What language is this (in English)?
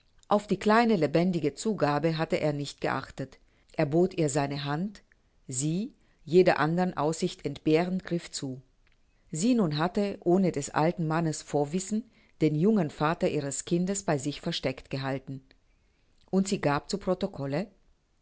German